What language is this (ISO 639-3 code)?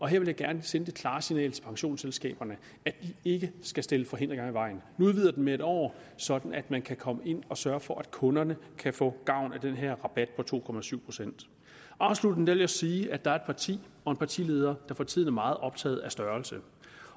dan